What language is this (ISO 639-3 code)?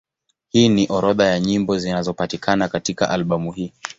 swa